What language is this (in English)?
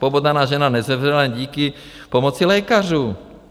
Czech